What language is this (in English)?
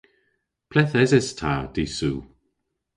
Cornish